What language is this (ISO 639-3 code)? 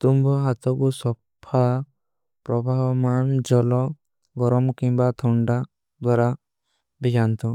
uki